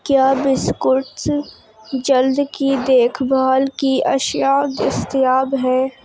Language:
Urdu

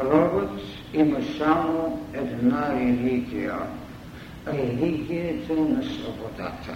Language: Bulgarian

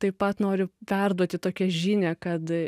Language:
Lithuanian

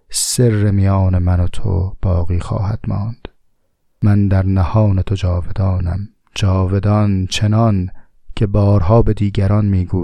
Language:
Persian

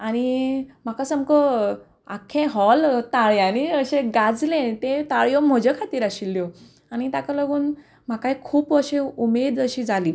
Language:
Konkani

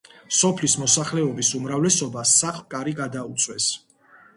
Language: Georgian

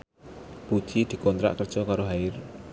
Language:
Javanese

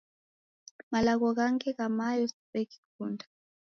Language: Taita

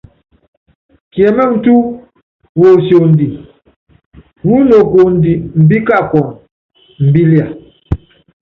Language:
Yangben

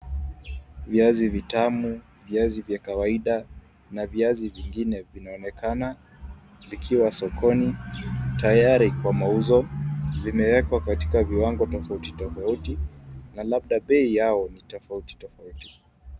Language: Swahili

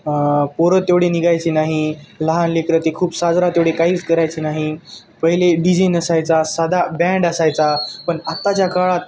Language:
Marathi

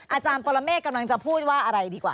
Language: Thai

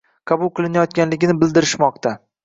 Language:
Uzbek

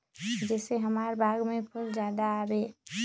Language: Magahi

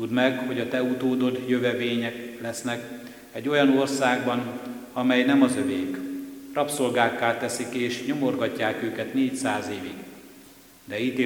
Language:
Hungarian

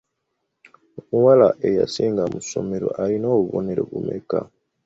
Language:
Ganda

